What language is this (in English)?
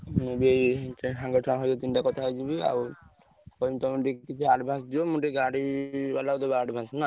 Odia